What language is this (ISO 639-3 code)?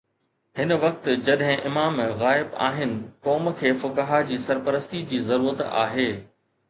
snd